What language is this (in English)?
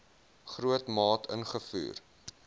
Afrikaans